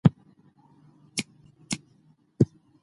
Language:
Pashto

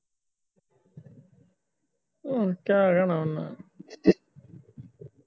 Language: Punjabi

